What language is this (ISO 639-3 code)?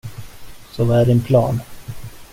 swe